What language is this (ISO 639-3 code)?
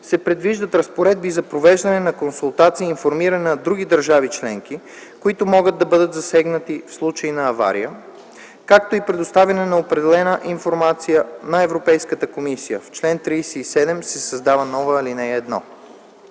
bul